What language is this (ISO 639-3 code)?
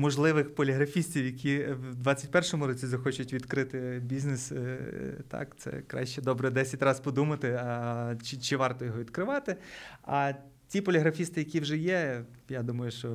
ukr